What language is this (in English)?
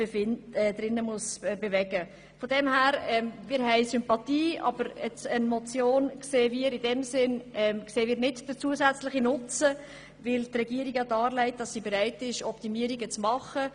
Swiss German